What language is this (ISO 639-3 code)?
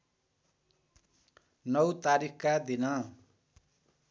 nep